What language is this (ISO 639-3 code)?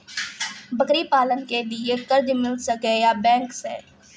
mai